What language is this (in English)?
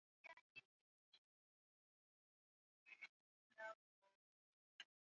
Swahili